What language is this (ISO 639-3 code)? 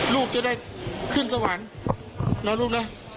tha